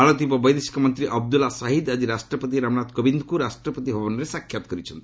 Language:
Odia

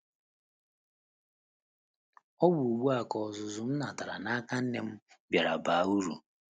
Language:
Igbo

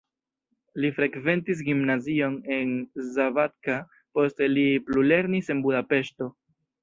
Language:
Esperanto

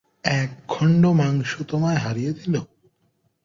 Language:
Bangla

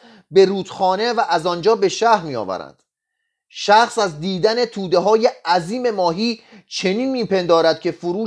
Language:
Persian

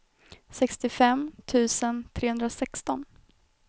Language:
Swedish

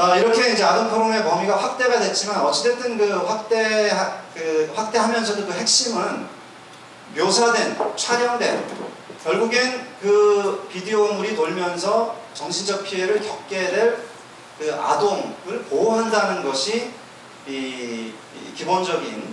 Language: Korean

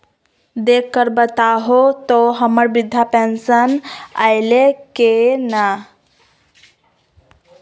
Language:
Magahi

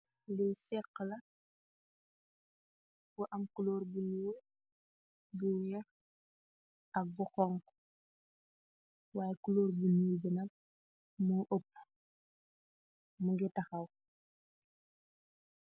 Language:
Wolof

